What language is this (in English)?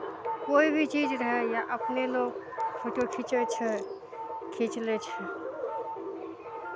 Maithili